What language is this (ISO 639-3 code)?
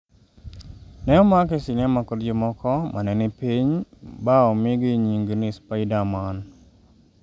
luo